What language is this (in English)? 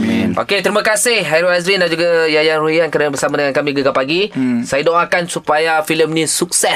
Malay